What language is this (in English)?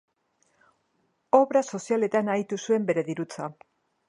Basque